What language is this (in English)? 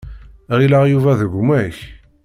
Kabyle